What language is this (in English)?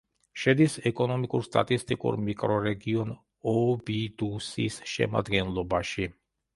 Georgian